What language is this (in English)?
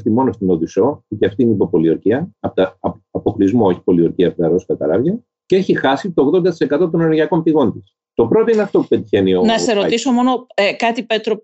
Greek